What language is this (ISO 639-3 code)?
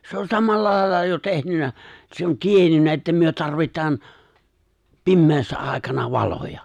fin